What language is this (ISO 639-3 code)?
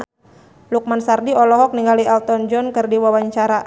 sun